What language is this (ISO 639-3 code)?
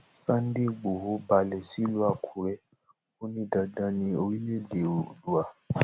yor